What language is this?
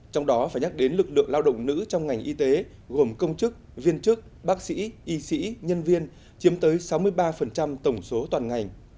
Vietnamese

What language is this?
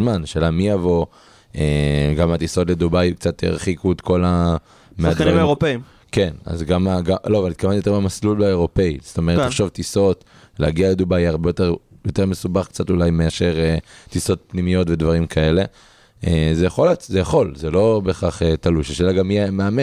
Hebrew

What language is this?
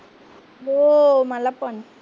Marathi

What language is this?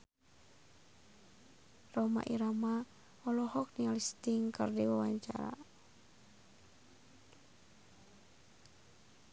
Sundanese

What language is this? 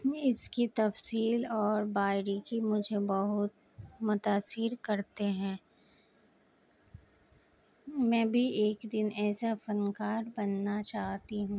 Urdu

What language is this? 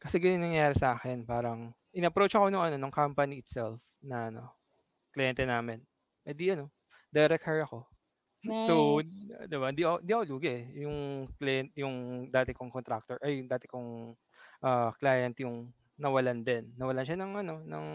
Filipino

